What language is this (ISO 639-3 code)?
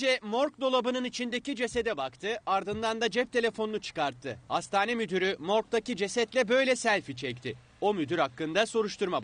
tur